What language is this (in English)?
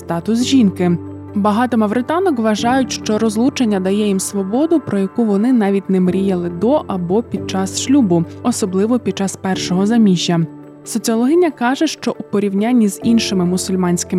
Ukrainian